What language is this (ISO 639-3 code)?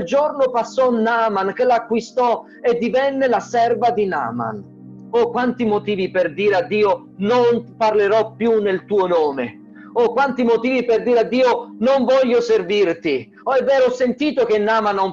ita